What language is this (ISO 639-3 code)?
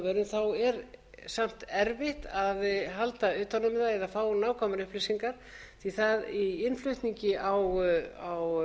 isl